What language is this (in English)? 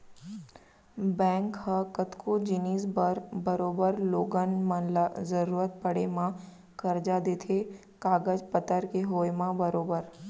Chhattisgarhi